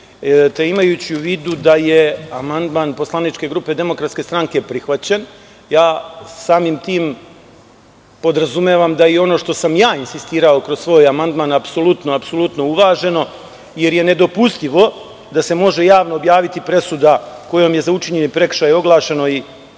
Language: Serbian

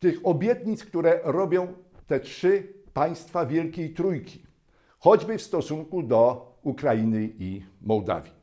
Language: Polish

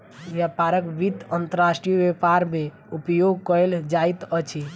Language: Maithili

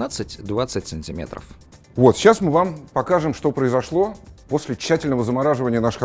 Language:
Russian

